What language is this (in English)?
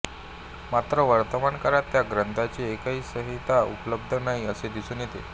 Marathi